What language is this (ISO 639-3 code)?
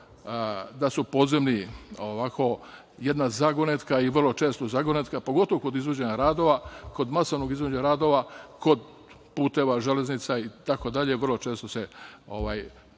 srp